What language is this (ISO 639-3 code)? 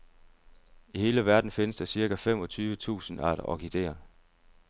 dan